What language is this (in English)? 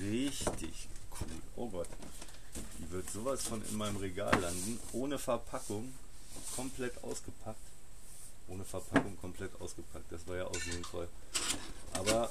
German